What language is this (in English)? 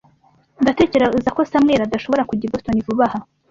Kinyarwanda